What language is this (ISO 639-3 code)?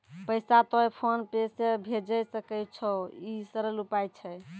mai